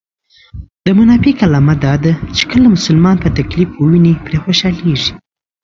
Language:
Pashto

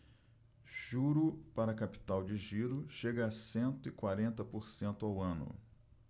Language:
Portuguese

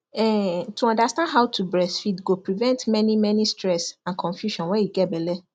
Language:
Nigerian Pidgin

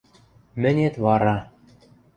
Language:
Western Mari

